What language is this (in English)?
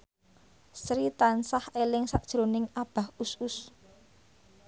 Javanese